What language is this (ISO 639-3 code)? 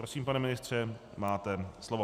ces